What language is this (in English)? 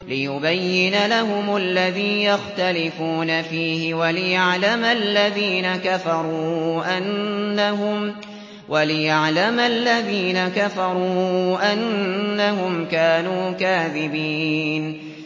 Arabic